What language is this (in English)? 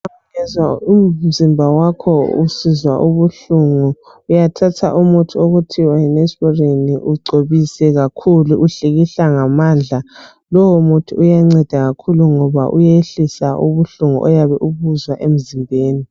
North Ndebele